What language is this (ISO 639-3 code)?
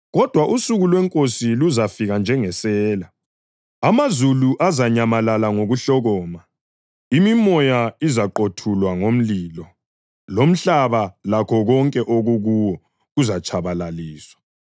nde